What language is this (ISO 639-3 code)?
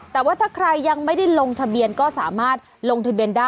tha